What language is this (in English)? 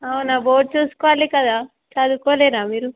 Telugu